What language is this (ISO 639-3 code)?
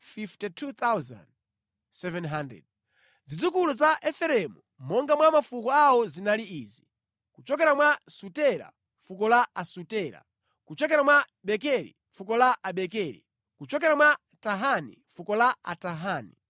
nya